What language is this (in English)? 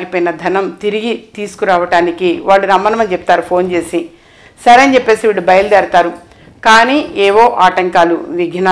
Hindi